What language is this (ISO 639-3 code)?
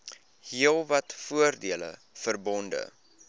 afr